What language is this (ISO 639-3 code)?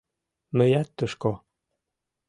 chm